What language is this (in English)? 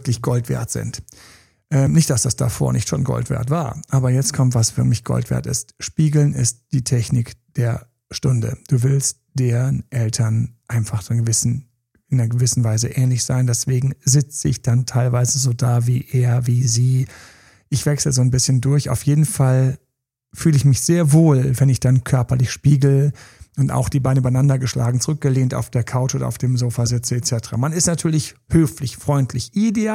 German